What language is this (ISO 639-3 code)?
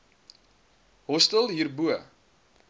afr